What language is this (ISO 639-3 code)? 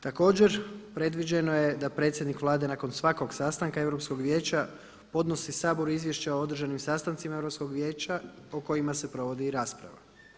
hrv